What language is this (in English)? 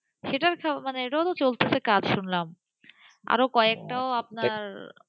Bangla